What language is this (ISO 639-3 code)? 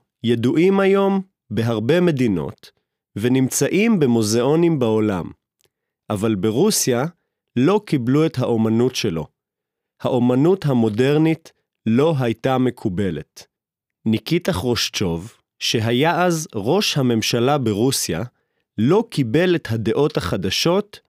heb